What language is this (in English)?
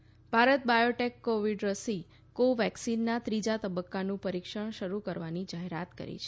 Gujarati